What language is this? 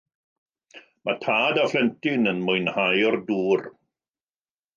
Welsh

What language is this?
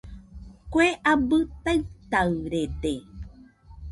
Nüpode Huitoto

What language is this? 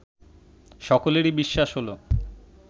Bangla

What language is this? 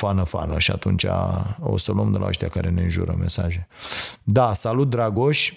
Romanian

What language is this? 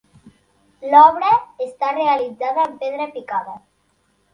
Catalan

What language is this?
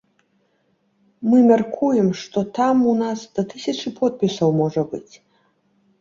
Belarusian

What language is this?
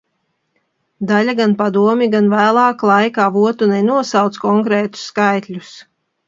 Latvian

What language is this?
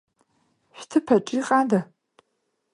Abkhazian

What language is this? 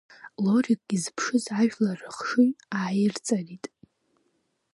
Abkhazian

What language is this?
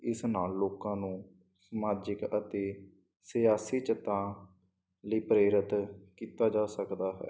Punjabi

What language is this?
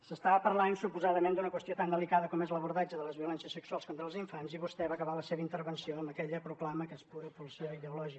Catalan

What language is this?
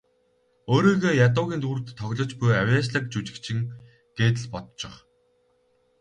Mongolian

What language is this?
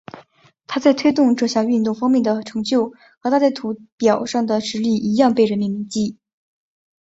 Chinese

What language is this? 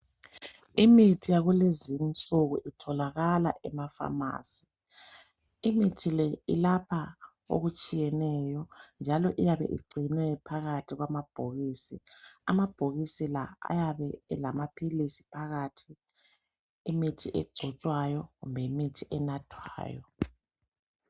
North Ndebele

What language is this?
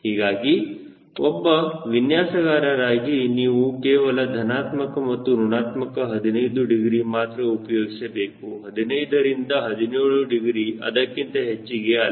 Kannada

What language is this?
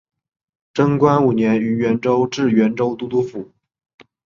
Chinese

